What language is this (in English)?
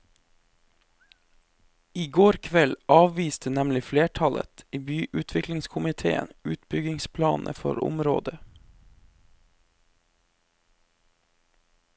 Norwegian